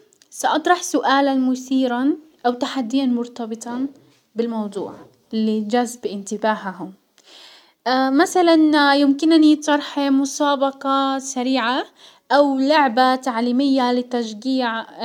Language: Hijazi Arabic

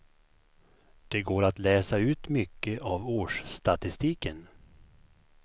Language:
Swedish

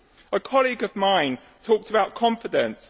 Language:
English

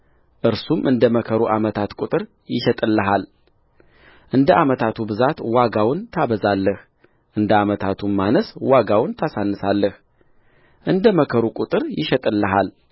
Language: Amharic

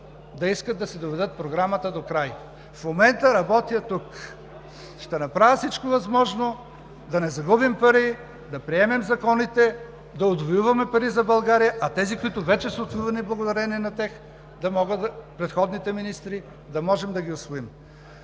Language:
Bulgarian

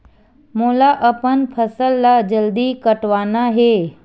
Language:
Chhattisgarhi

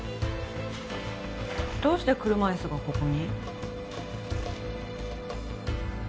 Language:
Japanese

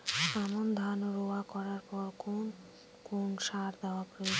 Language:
Bangla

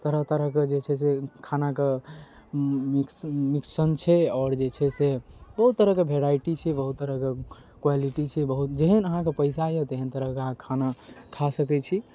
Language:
Maithili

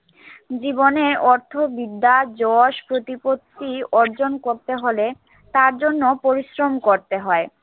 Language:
Bangla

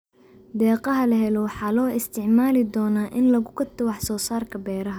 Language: Somali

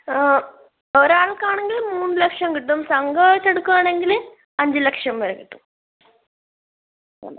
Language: Malayalam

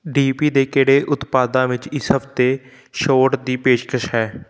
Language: Punjabi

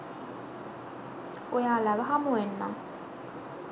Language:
Sinhala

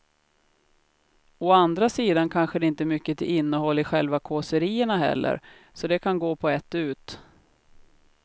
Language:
Swedish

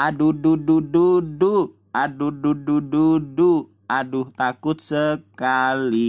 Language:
Indonesian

